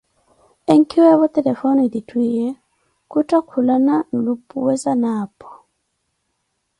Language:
Koti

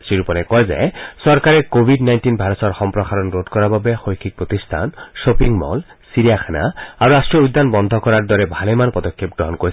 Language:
Assamese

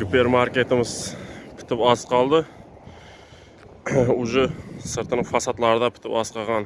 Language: Turkish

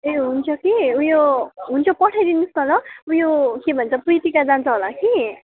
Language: Nepali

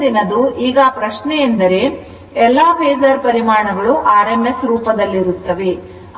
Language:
Kannada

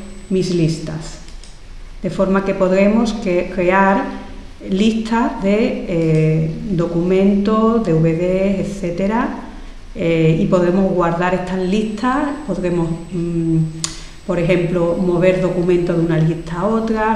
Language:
Spanish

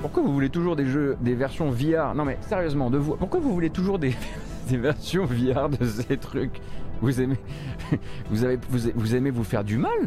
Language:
French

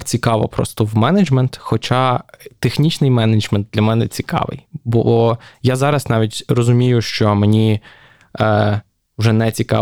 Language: Ukrainian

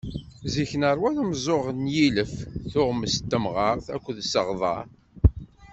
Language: Kabyle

